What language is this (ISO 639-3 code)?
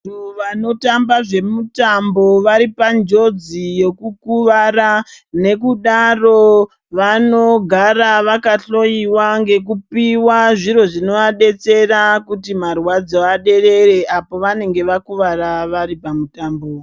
ndc